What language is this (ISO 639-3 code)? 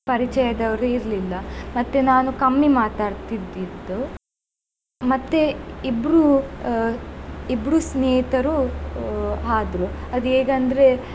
kan